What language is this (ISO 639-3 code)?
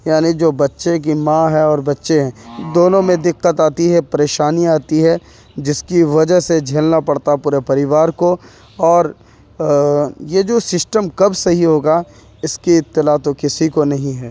urd